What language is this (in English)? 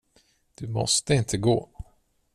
Swedish